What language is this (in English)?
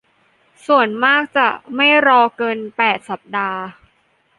Thai